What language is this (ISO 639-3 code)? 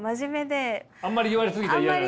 jpn